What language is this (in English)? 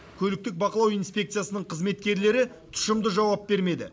Kazakh